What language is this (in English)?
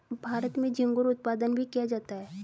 Hindi